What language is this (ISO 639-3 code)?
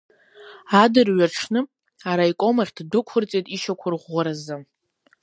abk